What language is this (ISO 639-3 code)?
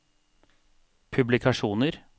nor